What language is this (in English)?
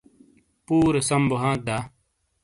Shina